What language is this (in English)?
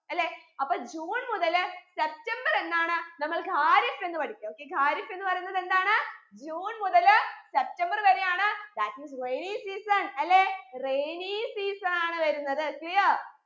Malayalam